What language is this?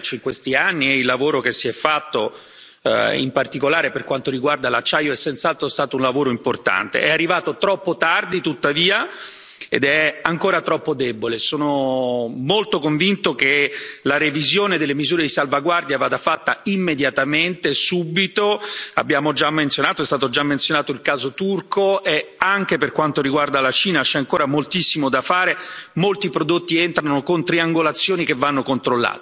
Italian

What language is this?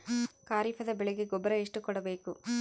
Kannada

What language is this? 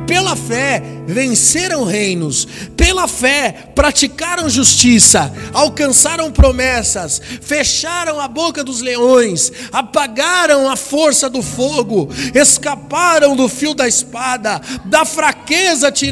Portuguese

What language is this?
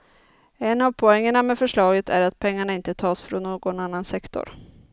Swedish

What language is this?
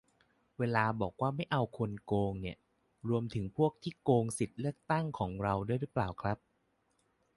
Thai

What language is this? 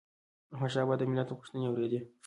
Pashto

